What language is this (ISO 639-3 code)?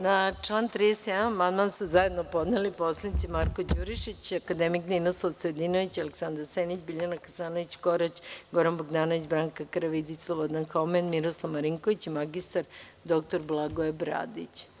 srp